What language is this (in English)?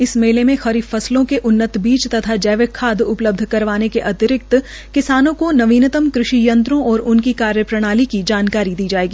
Hindi